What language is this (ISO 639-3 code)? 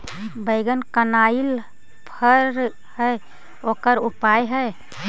mag